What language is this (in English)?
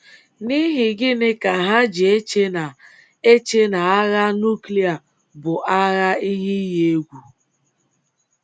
Igbo